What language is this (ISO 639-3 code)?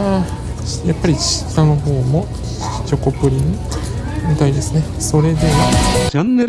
jpn